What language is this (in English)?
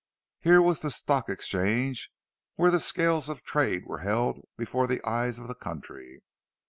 English